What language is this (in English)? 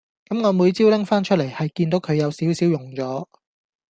Cantonese